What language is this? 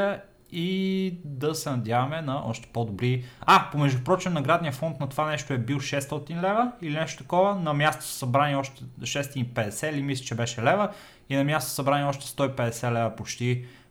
Bulgarian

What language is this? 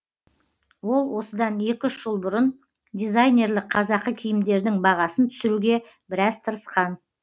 Kazakh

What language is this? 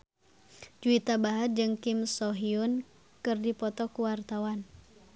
Sundanese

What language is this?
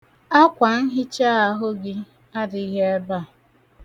Igbo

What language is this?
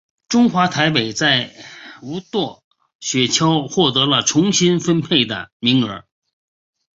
Chinese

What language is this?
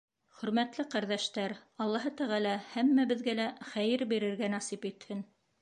Bashkir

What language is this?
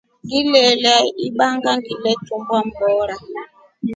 Rombo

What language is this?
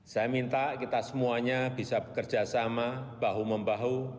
Indonesian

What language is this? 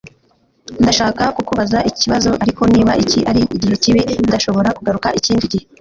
Kinyarwanda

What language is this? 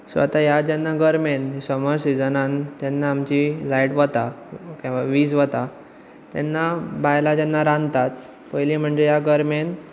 Konkani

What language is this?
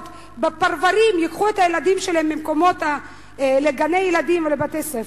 Hebrew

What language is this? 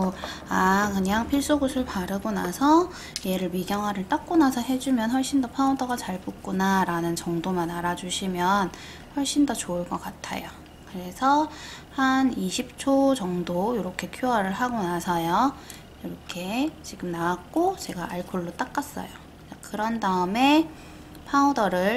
Korean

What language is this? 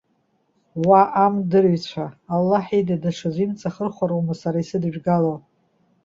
Abkhazian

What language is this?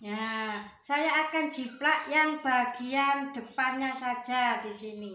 Indonesian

